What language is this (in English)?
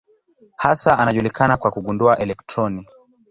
Swahili